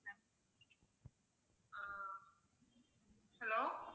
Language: Tamil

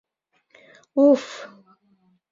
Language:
Mari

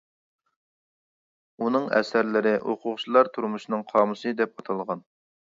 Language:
Uyghur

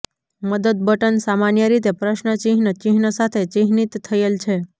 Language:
Gujarati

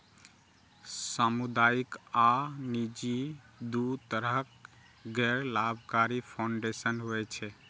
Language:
Maithili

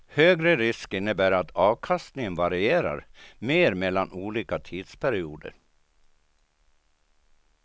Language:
Swedish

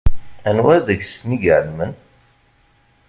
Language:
Kabyle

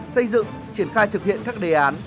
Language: Vietnamese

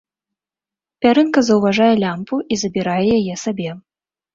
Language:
Belarusian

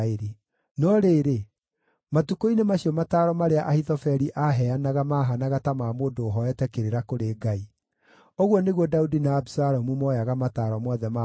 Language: Kikuyu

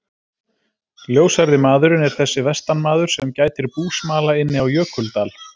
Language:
Icelandic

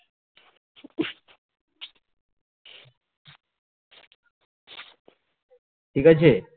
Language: Bangla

